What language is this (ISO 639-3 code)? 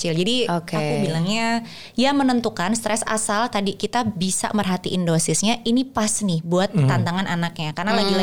ind